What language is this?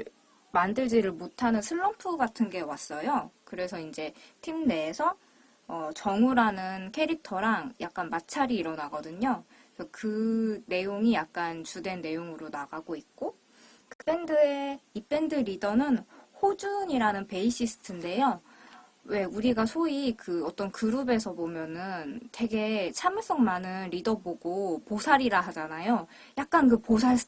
Korean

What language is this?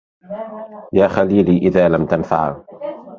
Arabic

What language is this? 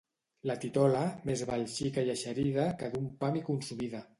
Catalan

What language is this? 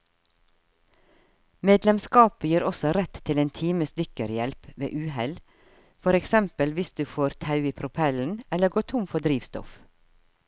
Norwegian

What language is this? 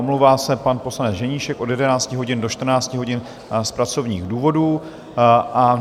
Czech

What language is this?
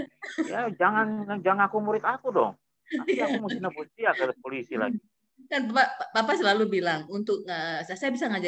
Indonesian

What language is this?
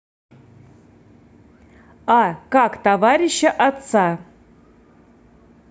Russian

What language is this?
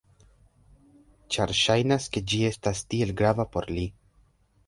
Esperanto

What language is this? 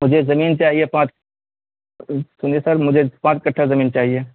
Urdu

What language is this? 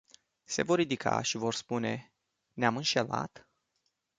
Romanian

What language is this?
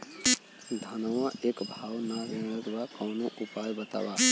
Bhojpuri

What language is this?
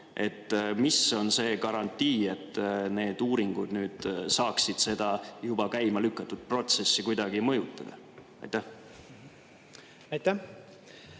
Estonian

